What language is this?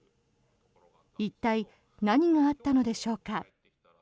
Japanese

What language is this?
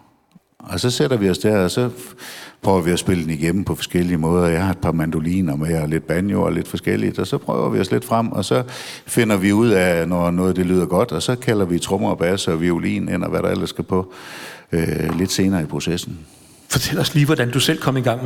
Danish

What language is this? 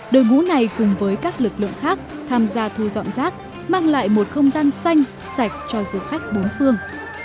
Vietnamese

